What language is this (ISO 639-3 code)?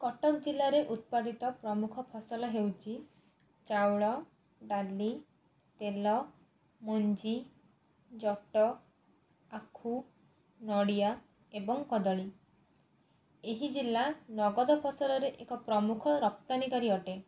ori